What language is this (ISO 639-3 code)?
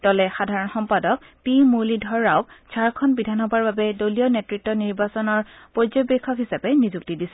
asm